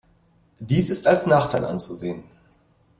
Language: German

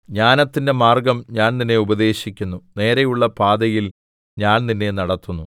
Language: Malayalam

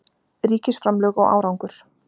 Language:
Icelandic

